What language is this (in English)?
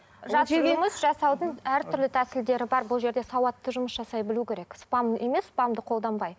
Kazakh